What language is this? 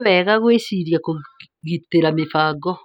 Kikuyu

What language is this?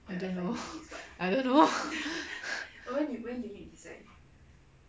English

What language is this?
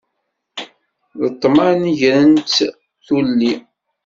Kabyle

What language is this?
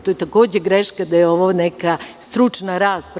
Serbian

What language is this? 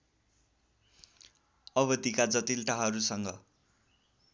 Nepali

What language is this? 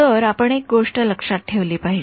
Marathi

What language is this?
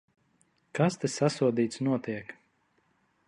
Latvian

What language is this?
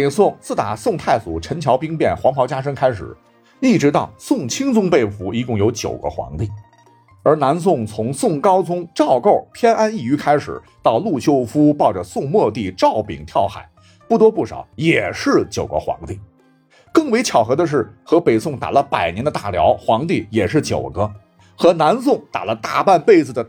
Chinese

